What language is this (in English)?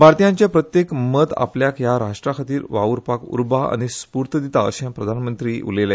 Konkani